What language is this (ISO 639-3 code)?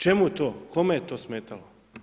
hrv